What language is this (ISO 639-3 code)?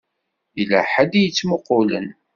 kab